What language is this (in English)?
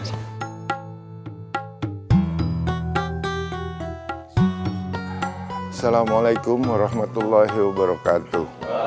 Indonesian